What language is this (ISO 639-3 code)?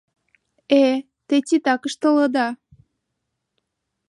chm